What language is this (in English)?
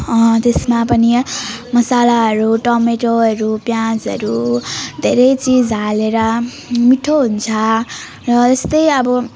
Nepali